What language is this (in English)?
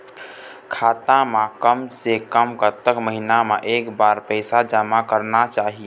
Chhattisgarhi